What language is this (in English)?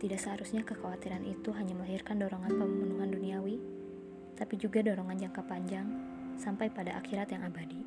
Indonesian